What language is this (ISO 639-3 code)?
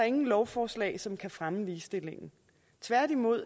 dan